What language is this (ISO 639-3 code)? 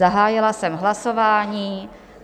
ces